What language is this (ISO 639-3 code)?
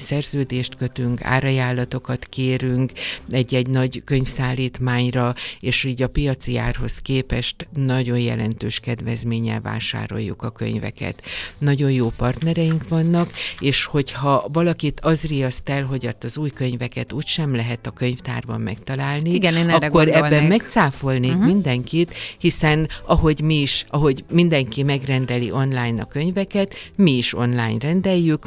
hun